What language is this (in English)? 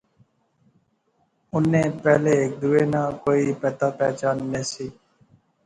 Pahari-Potwari